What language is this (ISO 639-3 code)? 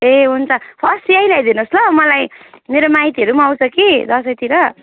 nep